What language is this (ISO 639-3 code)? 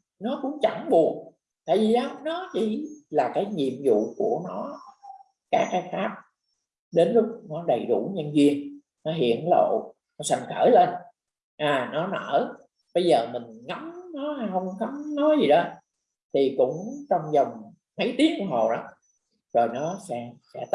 vie